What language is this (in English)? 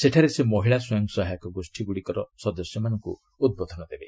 Odia